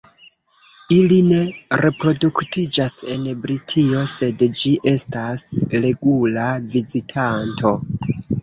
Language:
Esperanto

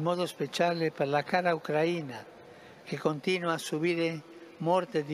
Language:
Italian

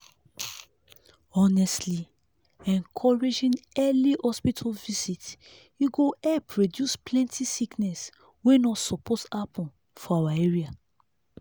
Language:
Nigerian Pidgin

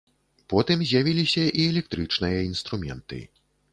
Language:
Belarusian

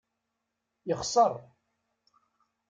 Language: Kabyle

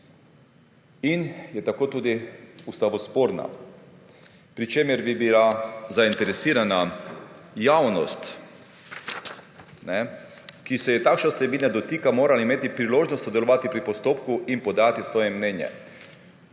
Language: Slovenian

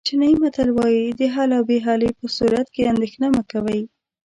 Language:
Pashto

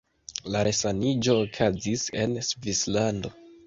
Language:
Esperanto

